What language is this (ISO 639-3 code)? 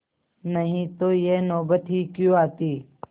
hin